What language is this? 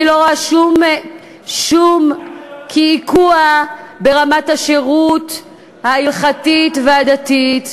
Hebrew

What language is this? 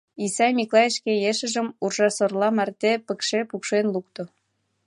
Mari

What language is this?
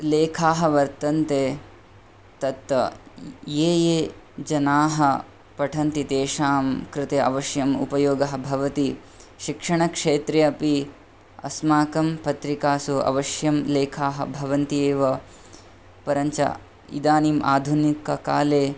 Sanskrit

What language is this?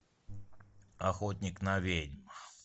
Russian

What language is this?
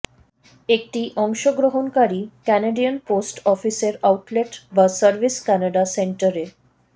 Bangla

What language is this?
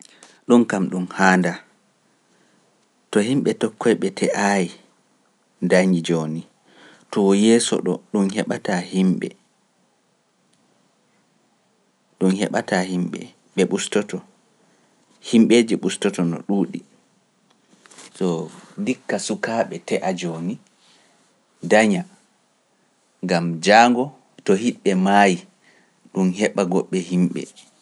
Pular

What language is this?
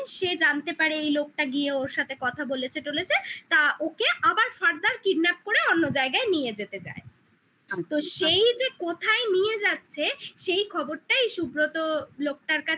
Bangla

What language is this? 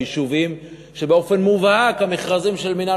Hebrew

